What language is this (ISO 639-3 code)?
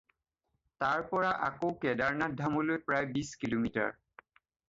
asm